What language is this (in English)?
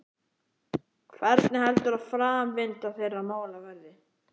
Icelandic